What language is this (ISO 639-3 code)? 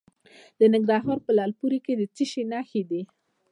pus